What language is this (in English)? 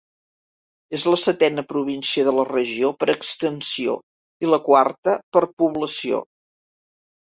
Catalan